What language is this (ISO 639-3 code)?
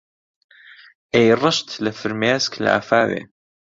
ckb